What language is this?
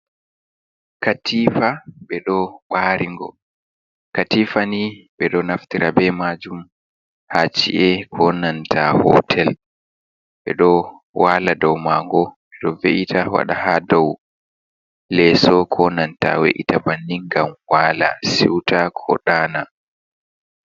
Fula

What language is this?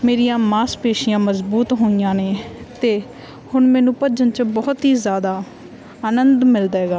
Punjabi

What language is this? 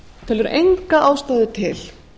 Icelandic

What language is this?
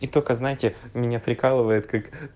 Russian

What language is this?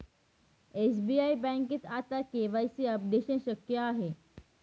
Marathi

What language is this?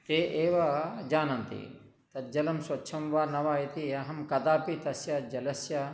Sanskrit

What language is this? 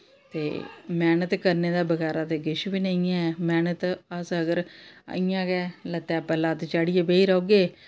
Dogri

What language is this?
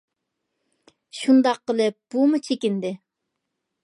Uyghur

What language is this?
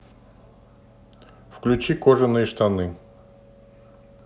Russian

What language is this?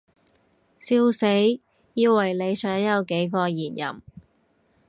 Cantonese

